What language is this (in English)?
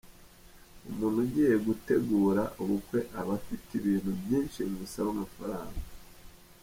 Kinyarwanda